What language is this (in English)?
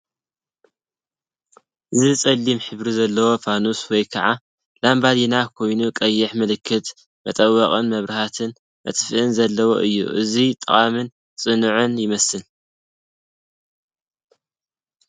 Tigrinya